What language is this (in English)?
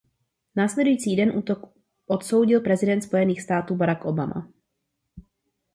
Czech